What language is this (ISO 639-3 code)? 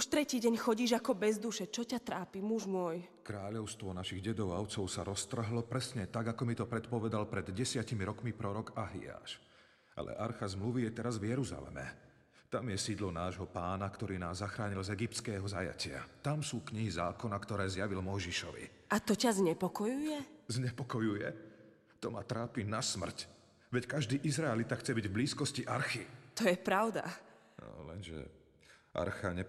slk